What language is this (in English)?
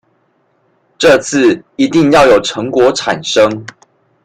Chinese